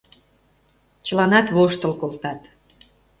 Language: Mari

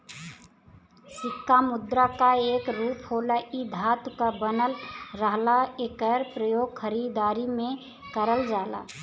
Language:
Bhojpuri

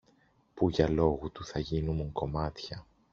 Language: Greek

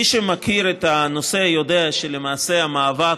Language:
Hebrew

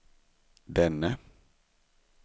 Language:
Swedish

